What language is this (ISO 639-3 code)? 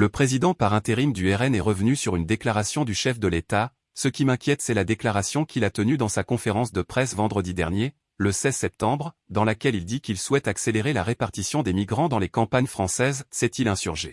fra